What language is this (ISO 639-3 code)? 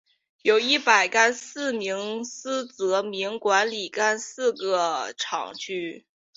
zho